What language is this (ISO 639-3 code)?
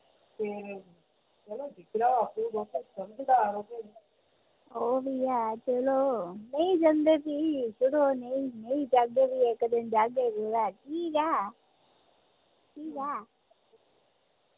doi